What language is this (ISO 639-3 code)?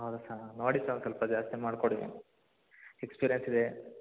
kan